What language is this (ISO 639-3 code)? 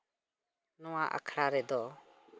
sat